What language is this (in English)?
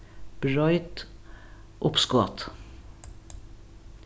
Faroese